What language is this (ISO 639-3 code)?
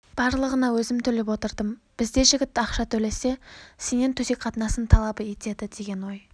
kaz